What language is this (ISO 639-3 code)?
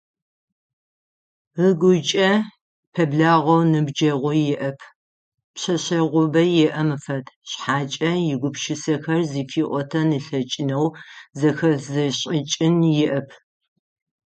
ady